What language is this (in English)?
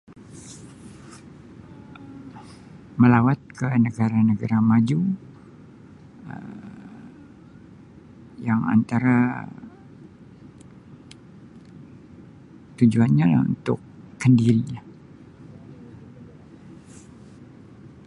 Sabah Malay